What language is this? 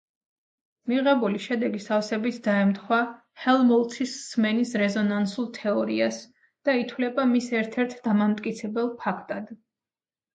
Georgian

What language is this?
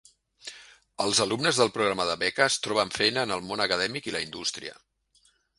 Catalan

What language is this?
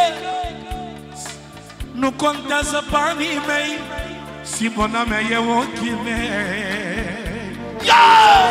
Romanian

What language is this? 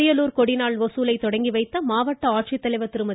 Tamil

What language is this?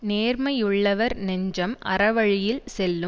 Tamil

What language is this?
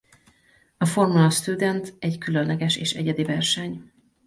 Hungarian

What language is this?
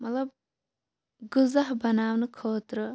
Kashmiri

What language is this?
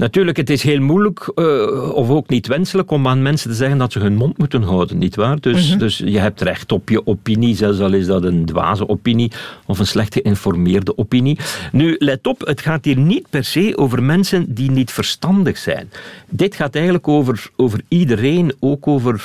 Dutch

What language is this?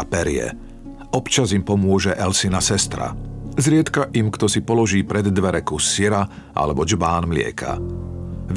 Slovak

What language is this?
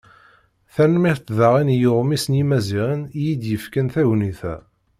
Kabyle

